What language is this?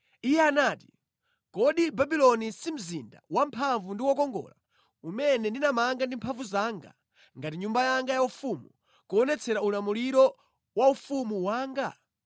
Nyanja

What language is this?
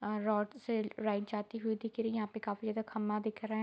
Hindi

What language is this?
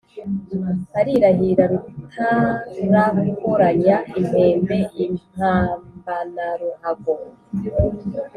Kinyarwanda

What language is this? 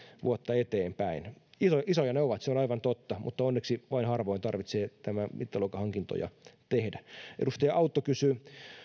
Finnish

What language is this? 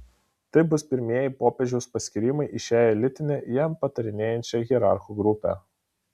Lithuanian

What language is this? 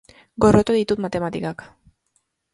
Basque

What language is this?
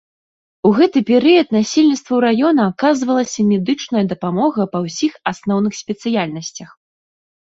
Belarusian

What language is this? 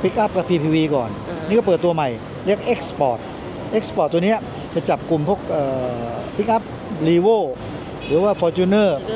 Thai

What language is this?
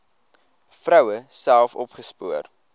Afrikaans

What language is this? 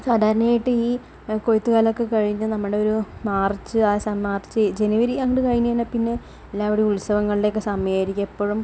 Malayalam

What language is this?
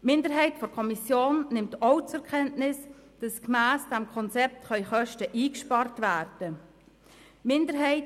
Swiss German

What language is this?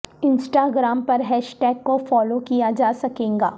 Urdu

